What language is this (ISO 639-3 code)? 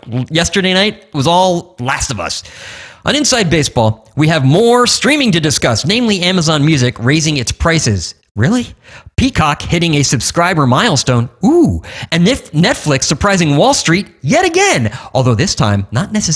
eng